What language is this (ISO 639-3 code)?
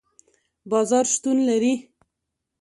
pus